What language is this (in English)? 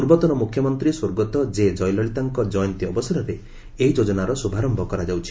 Odia